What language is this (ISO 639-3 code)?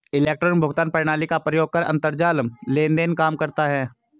hin